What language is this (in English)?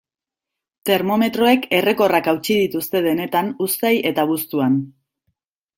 Basque